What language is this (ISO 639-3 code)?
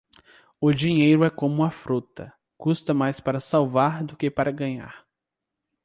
por